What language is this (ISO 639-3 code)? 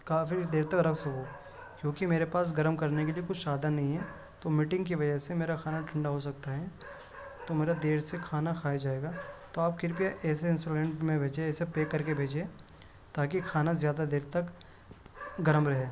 urd